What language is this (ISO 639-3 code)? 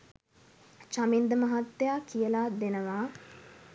sin